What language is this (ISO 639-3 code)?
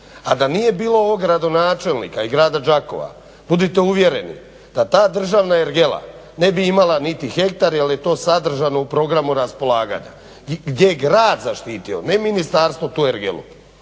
hrv